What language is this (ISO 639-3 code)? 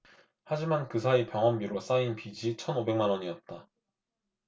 kor